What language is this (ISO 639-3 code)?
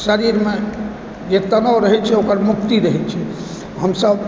mai